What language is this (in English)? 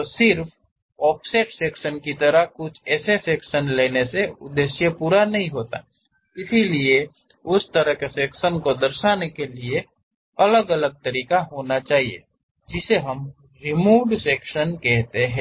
Hindi